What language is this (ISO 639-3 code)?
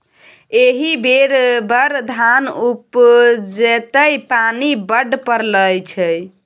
mai